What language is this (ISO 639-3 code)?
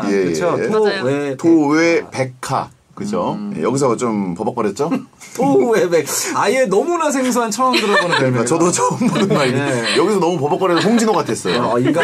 kor